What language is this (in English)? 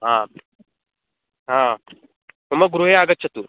Sanskrit